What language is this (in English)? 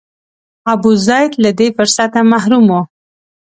Pashto